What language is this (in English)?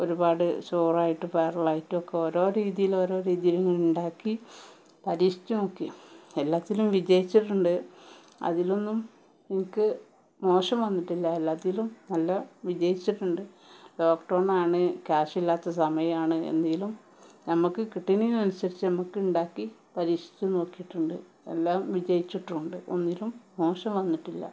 Malayalam